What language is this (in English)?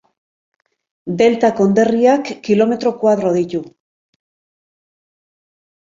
Basque